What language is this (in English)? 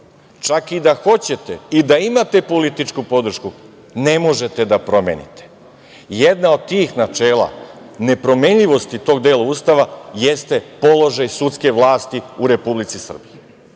Serbian